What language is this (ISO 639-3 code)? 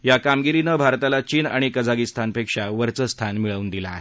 mar